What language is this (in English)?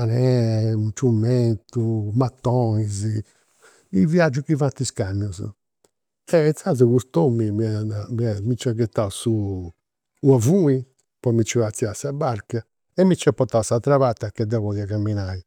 Campidanese Sardinian